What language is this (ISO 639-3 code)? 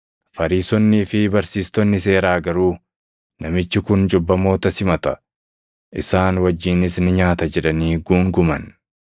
orm